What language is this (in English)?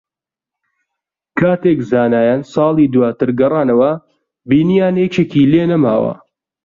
Central Kurdish